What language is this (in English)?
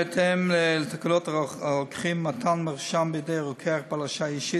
Hebrew